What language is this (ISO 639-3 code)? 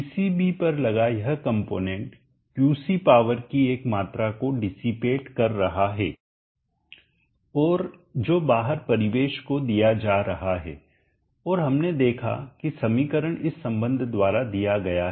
hin